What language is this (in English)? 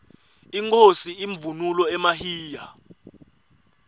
Swati